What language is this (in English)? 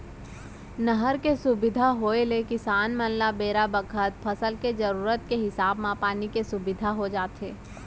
Chhattisgarhi